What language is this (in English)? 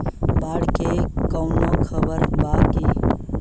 Bhojpuri